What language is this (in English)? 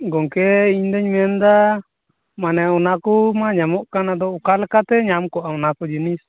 Santali